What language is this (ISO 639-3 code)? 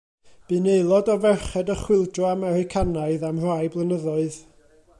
cym